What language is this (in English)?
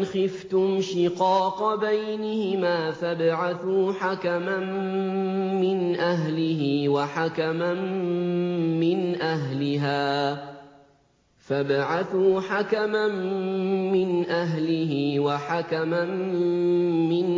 Arabic